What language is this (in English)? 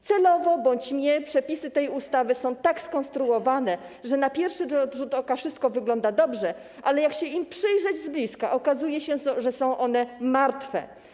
Polish